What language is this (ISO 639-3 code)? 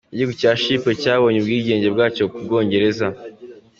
kin